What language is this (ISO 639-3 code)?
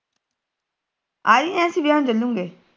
pan